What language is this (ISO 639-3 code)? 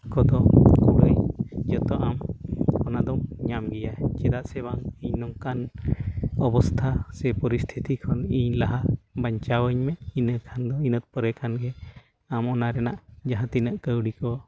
sat